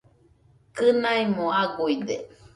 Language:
Nüpode Huitoto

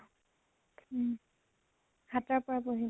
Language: Assamese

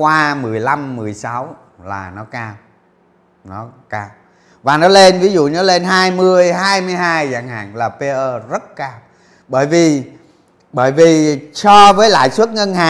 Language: Vietnamese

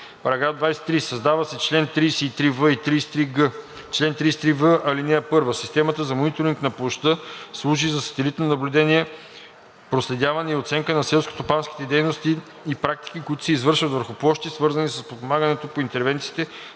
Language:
Bulgarian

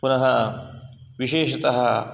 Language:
Sanskrit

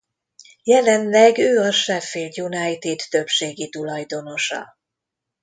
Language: Hungarian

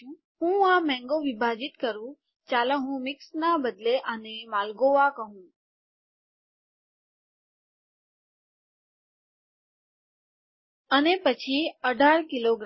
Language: Gujarati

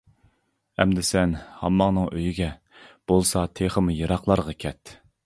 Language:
Uyghur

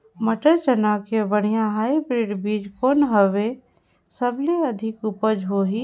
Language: Chhattisgarhi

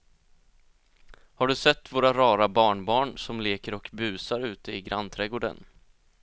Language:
Swedish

